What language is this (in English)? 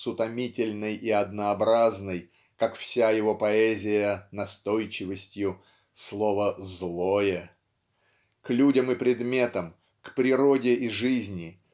Russian